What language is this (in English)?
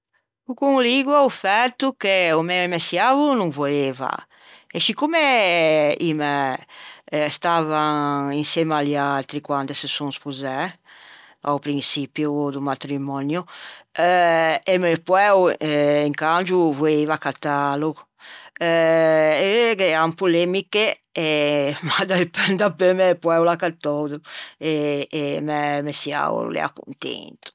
Ligurian